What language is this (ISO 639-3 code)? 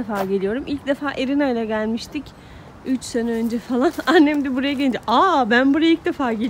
tur